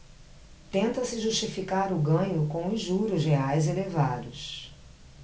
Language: Portuguese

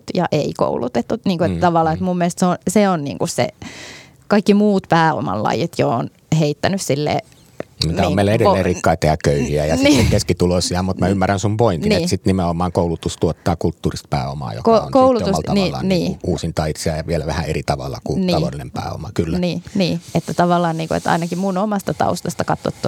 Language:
Finnish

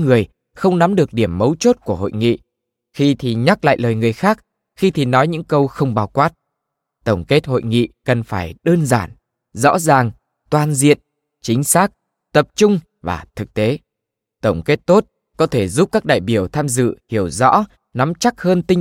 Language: Vietnamese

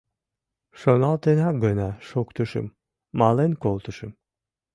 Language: Mari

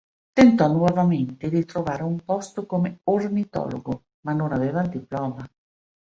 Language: Italian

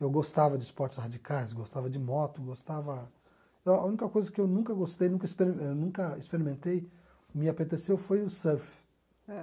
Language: Portuguese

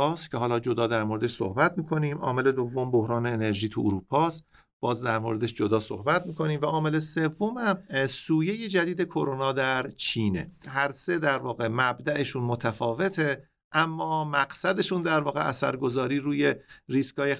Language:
Persian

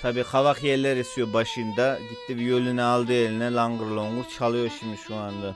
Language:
Turkish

